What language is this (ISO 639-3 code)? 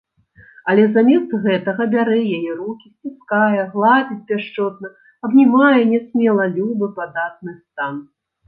bel